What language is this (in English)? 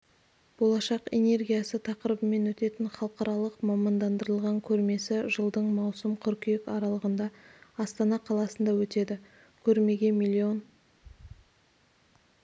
Kazakh